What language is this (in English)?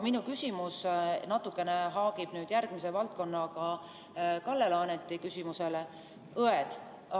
Estonian